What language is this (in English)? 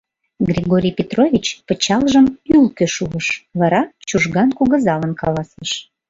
Mari